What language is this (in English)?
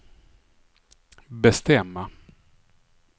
Swedish